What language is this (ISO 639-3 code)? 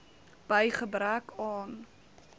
afr